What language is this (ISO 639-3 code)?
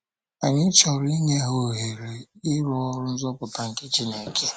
ibo